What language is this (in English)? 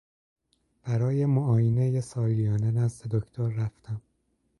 Persian